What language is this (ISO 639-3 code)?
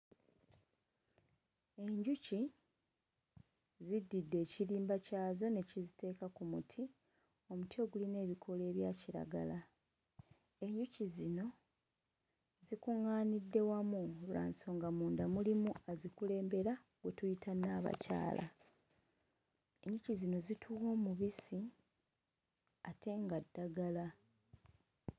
lug